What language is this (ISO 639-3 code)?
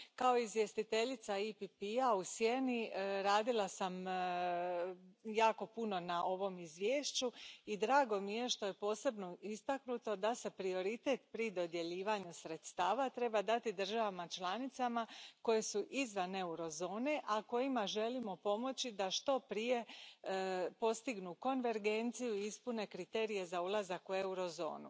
hrv